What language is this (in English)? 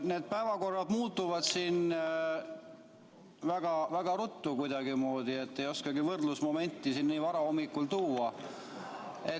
Estonian